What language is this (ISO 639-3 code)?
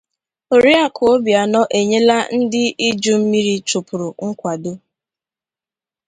ibo